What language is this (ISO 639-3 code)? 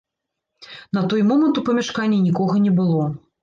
bel